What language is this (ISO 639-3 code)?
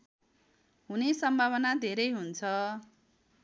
nep